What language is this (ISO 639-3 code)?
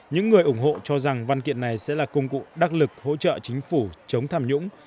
vie